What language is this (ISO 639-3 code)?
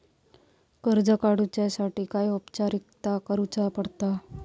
mar